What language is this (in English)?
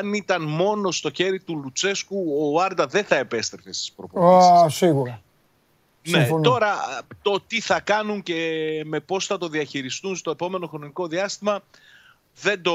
Greek